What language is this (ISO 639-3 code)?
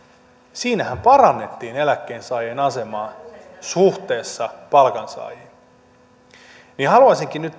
fin